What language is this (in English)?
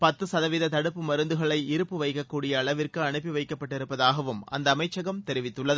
Tamil